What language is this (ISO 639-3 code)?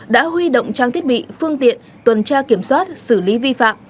vie